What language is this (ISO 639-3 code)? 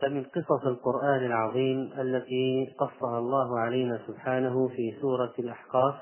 ara